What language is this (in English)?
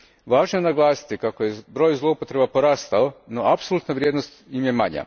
Croatian